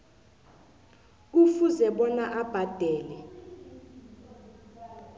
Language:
South Ndebele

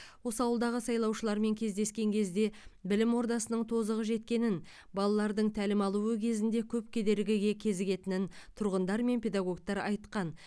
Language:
Kazakh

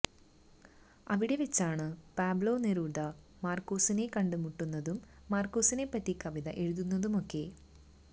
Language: Malayalam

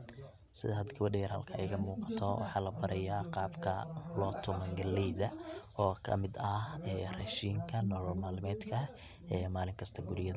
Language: Somali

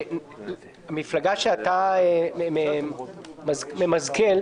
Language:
Hebrew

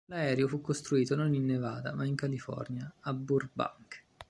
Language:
Italian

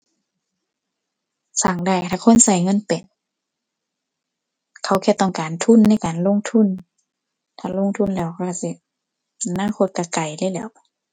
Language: Thai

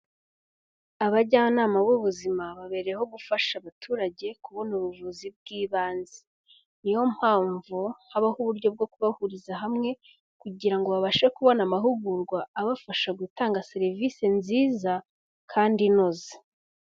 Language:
Kinyarwanda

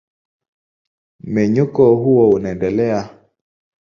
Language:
Swahili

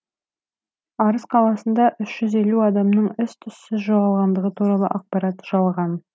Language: Kazakh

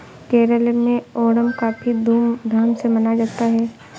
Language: Hindi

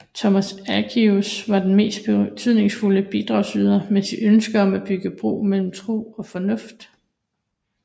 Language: Danish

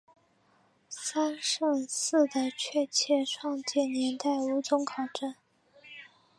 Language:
Chinese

